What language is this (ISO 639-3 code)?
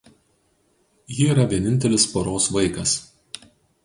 lit